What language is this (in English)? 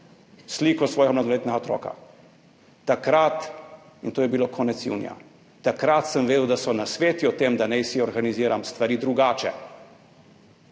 Slovenian